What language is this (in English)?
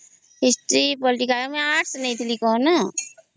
Odia